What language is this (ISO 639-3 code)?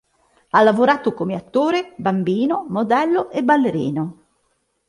ita